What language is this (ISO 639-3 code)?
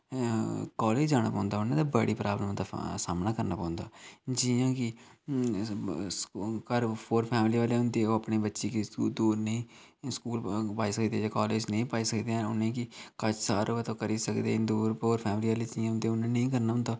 doi